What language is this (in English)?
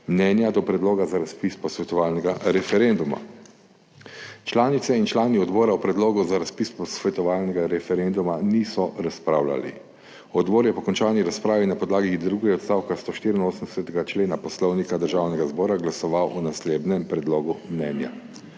Slovenian